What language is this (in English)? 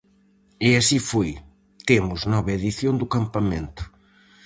Galician